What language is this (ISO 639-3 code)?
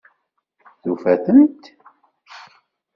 kab